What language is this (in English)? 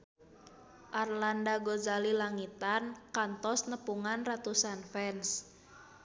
Sundanese